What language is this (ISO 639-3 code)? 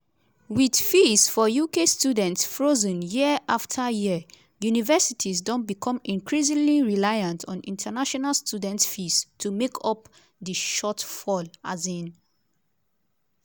pcm